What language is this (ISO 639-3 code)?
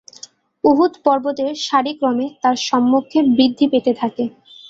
ben